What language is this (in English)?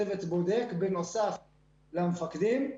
Hebrew